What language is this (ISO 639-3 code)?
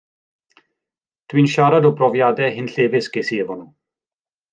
cym